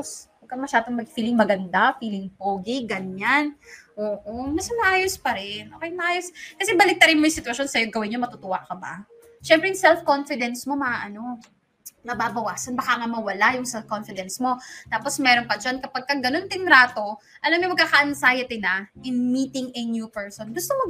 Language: Filipino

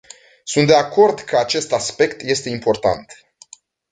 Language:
Romanian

